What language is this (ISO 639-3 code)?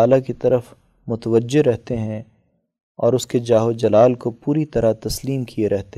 urd